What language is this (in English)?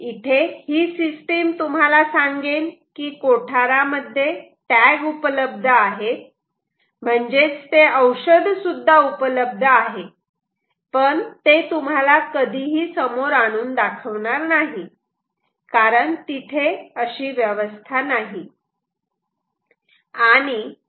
Marathi